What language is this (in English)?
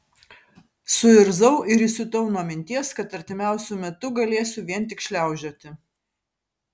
Lithuanian